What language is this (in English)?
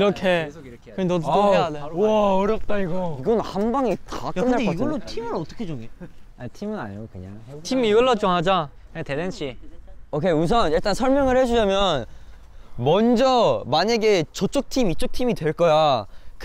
Korean